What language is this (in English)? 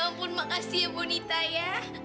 Indonesian